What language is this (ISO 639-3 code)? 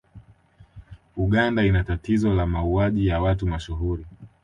swa